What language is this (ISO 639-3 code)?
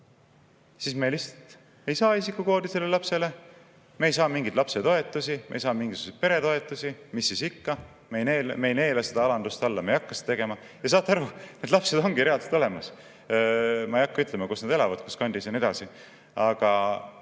est